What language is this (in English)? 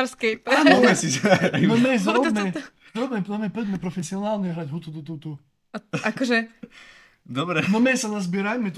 Slovak